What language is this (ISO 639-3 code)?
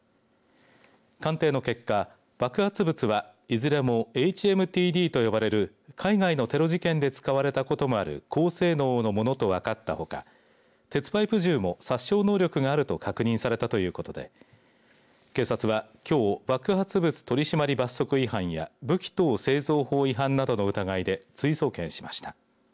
jpn